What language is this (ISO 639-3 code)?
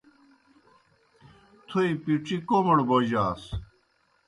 plk